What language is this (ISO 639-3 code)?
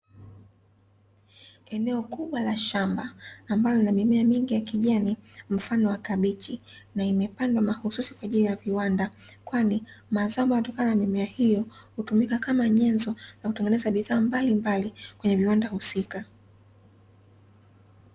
swa